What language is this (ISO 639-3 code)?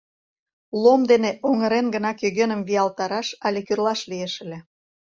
chm